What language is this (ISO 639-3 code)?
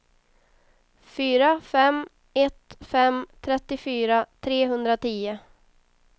swe